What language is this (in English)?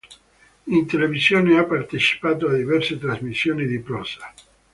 Italian